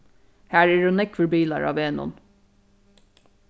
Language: Faroese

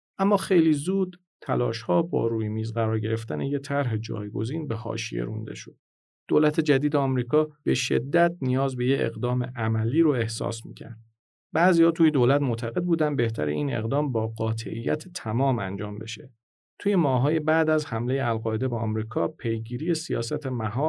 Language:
Persian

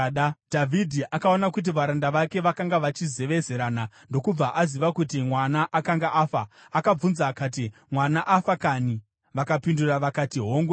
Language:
Shona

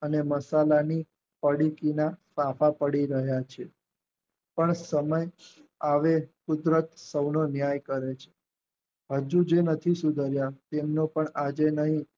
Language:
Gujarati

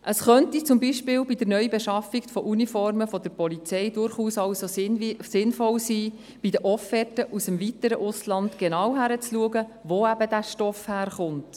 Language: Swiss German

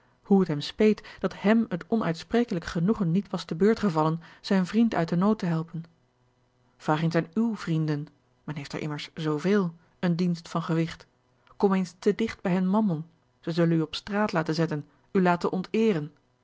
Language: Dutch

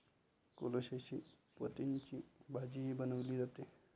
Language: Marathi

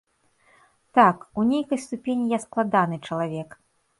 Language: Belarusian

